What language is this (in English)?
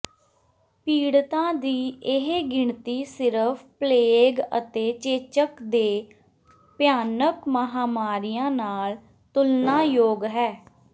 Punjabi